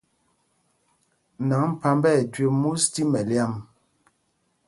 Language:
Mpumpong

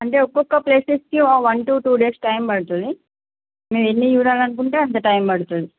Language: Telugu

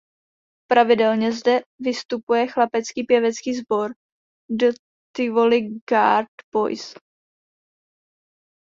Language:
Czech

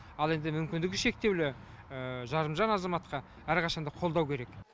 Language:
Kazakh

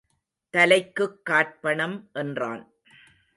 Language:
Tamil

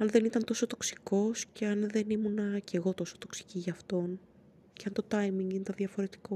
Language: Greek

